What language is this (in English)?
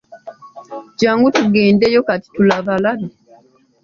Ganda